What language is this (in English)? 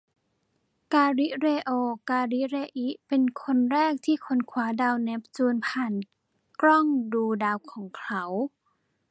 Thai